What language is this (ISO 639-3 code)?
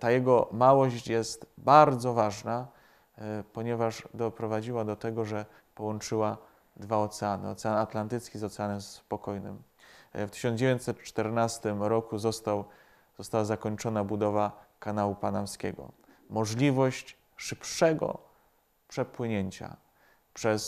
pol